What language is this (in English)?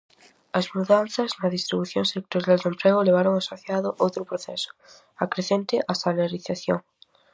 Galician